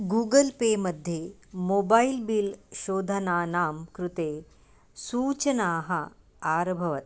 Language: Sanskrit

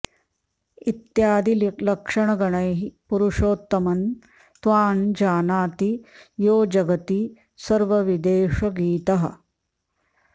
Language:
Sanskrit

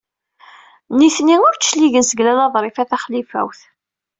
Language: Kabyle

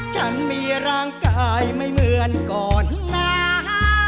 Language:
Thai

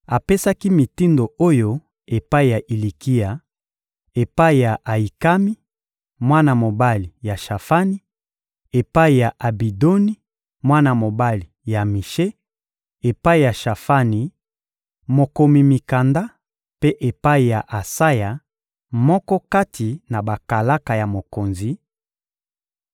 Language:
Lingala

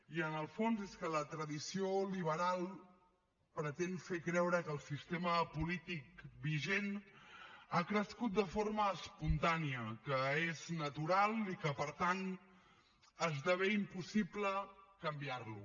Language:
Catalan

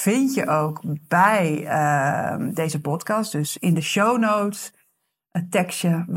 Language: Dutch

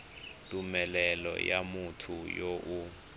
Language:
Tswana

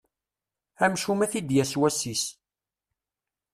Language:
Kabyle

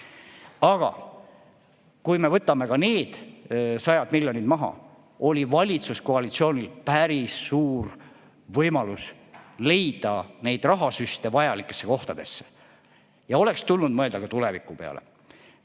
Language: Estonian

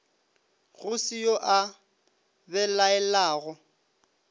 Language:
Northern Sotho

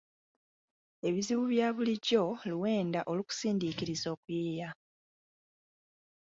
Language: Ganda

